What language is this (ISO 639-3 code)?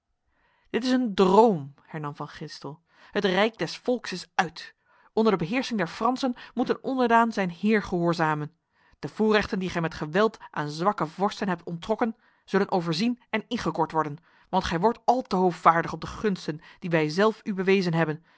nld